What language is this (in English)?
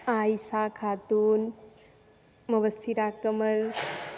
Maithili